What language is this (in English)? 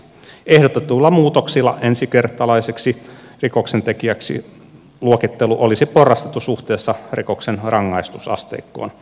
Finnish